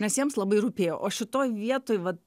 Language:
Lithuanian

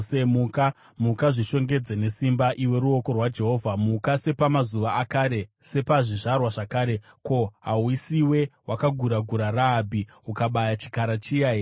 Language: Shona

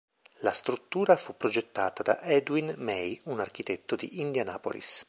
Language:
Italian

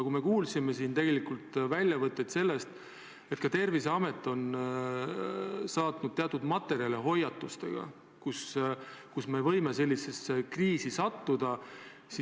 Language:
Estonian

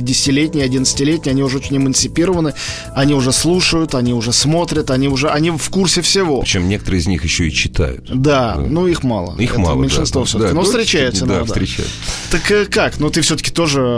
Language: Russian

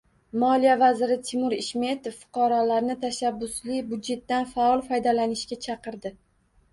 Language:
Uzbek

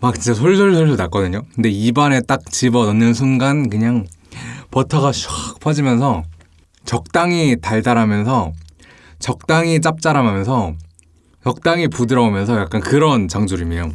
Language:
Korean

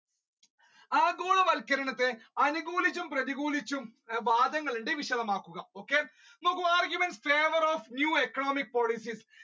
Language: Malayalam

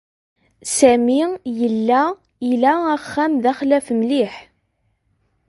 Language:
Kabyle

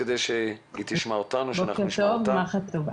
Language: Hebrew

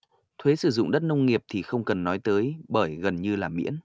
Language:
Vietnamese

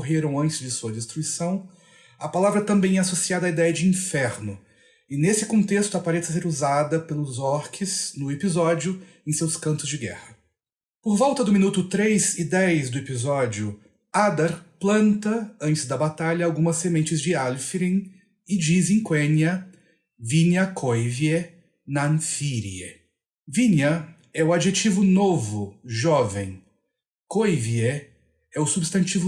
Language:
Portuguese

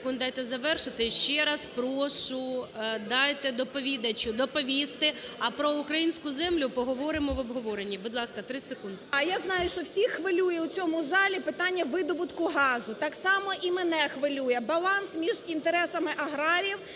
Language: Ukrainian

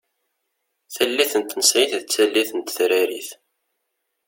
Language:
Kabyle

